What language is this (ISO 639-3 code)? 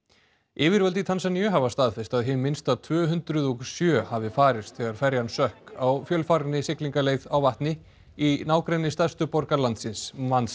isl